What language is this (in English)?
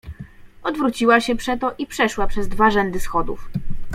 Polish